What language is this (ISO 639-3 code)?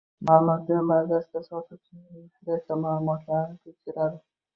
uzb